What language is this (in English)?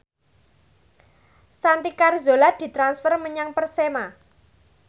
Javanese